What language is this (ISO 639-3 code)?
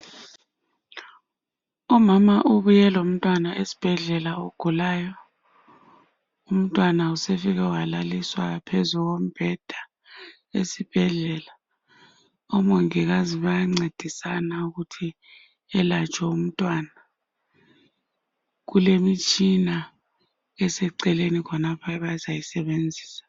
nde